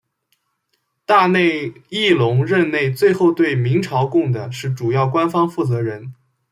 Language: Chinese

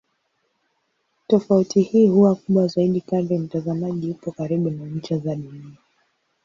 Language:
Swahili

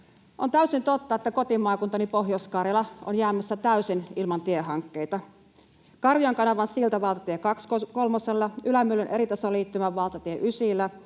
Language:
Finnish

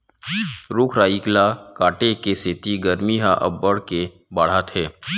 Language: Chhattisgarhi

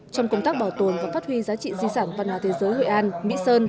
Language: Vietnamese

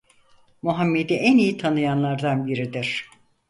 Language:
Turkish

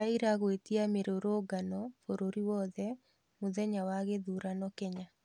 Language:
Kikuyu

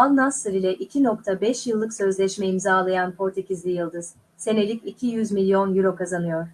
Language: Turkish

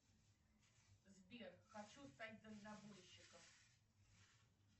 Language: Russian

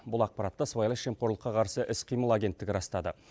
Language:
Kazakh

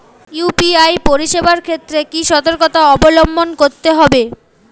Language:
Bangla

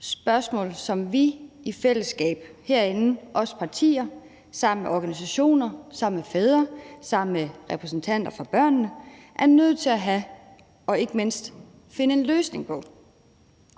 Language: Danish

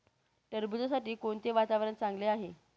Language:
Marathi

